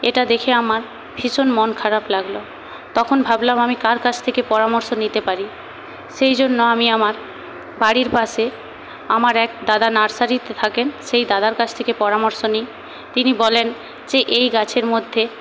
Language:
Bangla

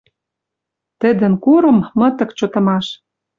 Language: Western Mari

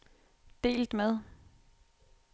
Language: Danish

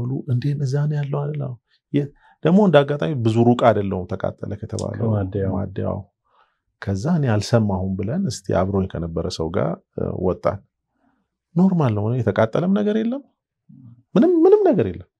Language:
Arabic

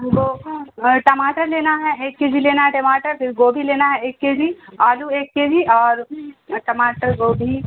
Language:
Urdu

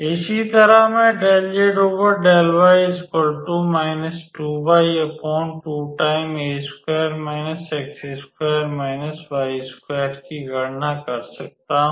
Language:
Hindi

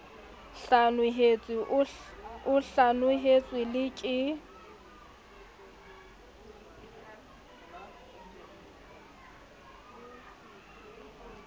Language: Southern Sotho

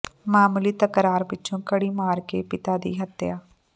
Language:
Punjabi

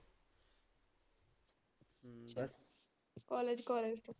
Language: Punjabi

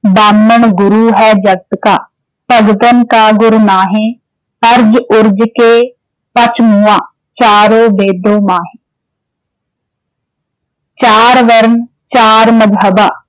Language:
Punjabi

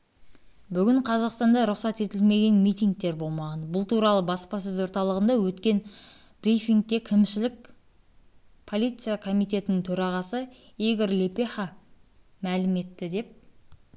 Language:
Kazakh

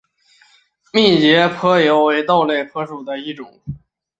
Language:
Chinese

